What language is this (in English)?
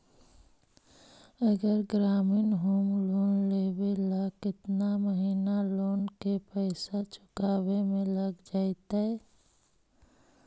Magahi